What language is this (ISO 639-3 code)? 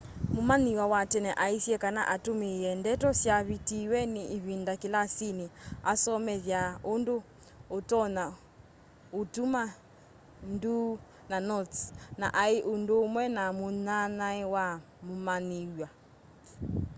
kam